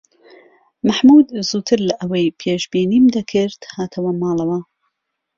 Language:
Central Kurdish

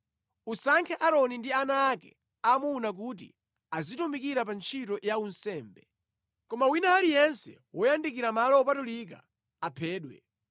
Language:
Nyanja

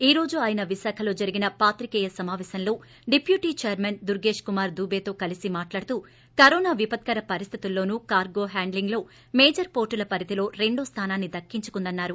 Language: Telugu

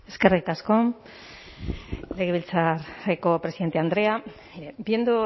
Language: Basque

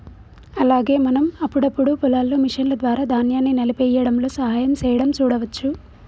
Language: Telugu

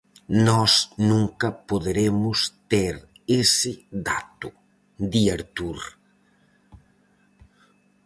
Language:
Galician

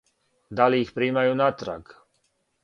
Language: Serbian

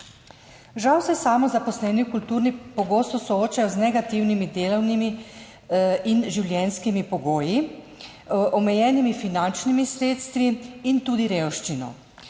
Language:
Slovenian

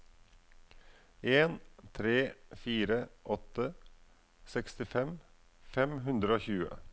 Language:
Norwegian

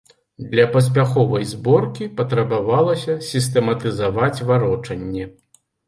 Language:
Belarusian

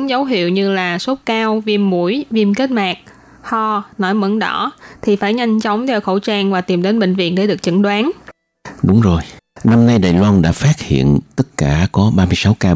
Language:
Vietnamese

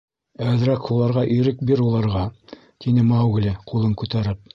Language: Bashkir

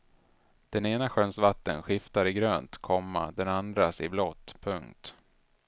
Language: Swedish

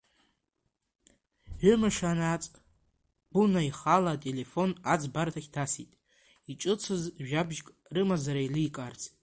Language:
Abkhazian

